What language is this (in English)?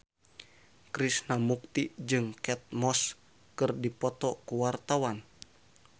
Sundanese